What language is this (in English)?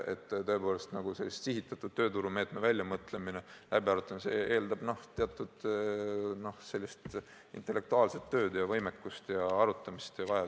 Estonian